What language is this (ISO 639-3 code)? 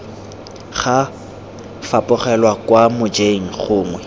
tsn